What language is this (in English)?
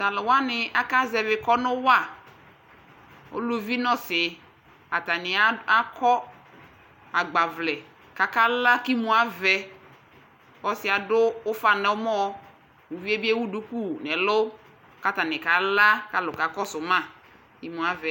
Ikposo